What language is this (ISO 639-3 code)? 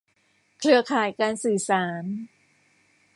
tha